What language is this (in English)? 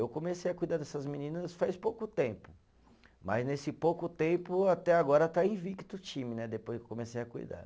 Portuguese